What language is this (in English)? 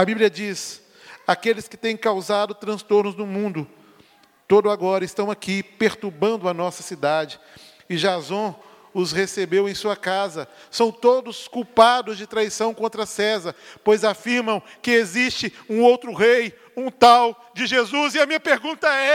Portuguese